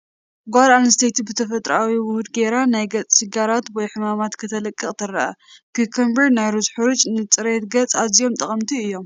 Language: Tigrinya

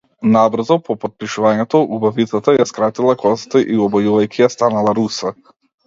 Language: Macedonian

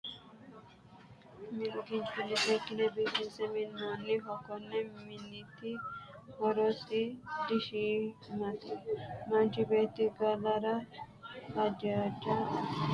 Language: Sidamo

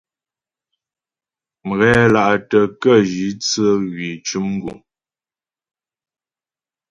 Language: Ghomala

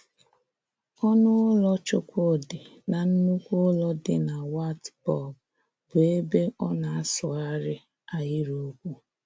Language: Igbo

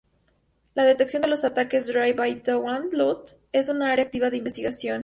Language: Spanish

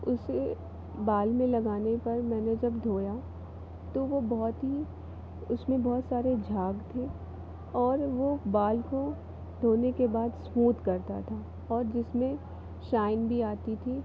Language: Hindi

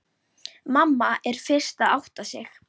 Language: Icelandic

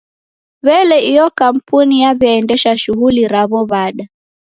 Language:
Taita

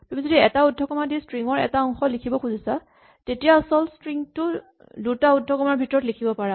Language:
Assamese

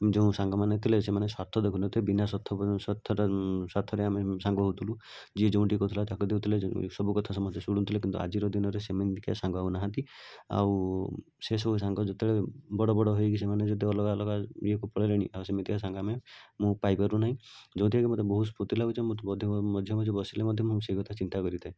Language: Odia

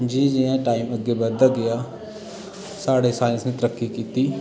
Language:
Dogri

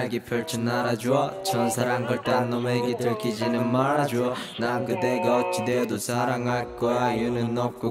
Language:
Korean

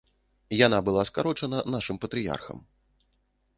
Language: Belarusian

